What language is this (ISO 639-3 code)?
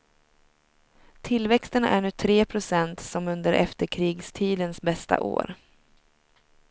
swe